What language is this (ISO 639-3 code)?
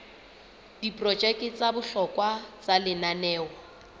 sot